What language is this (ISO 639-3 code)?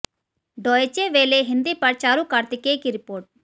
hin